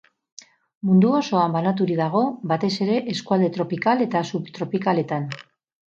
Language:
Basque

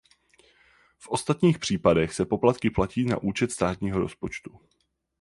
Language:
Czech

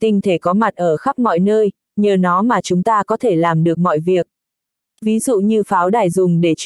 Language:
Vietnamese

